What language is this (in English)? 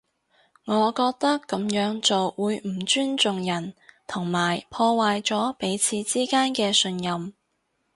Cantonese